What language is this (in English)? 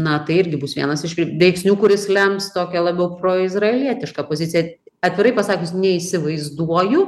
Lithuanian